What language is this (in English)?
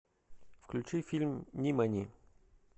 Russian